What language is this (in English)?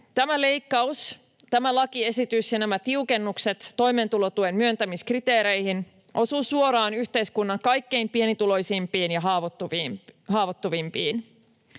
Finnish